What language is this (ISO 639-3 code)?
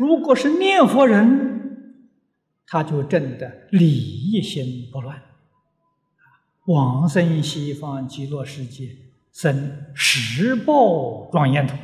zho